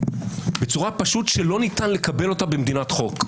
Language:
Hebrew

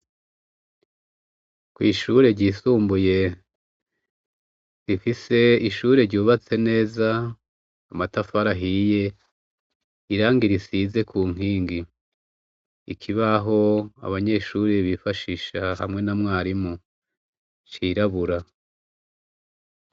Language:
Rundi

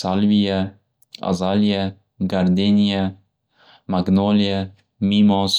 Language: Uzbek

